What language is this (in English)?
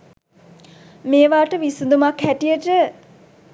Sinhala